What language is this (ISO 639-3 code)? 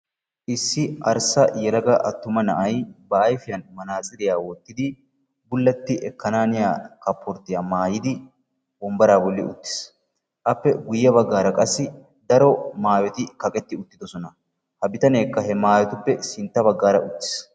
wal